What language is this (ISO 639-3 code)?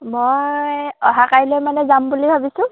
asm